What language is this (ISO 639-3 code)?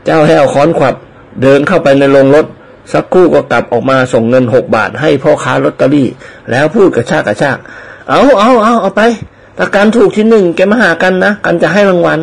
tha